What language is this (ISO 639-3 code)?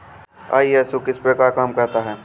hin